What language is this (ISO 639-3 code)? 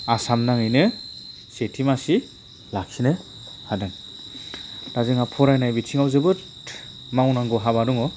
brx